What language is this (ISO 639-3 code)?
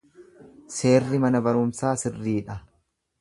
orm